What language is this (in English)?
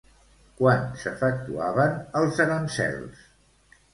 Catalan